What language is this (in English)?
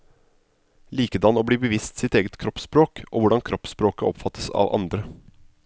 Norwegian